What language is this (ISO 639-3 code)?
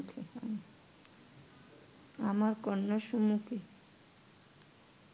ben